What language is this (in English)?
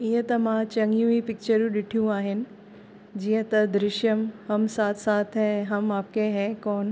Sindhi